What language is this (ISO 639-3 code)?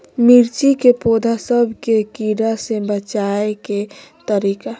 mag